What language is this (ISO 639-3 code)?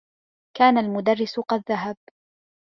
ara